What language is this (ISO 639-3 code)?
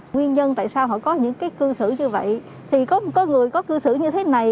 vie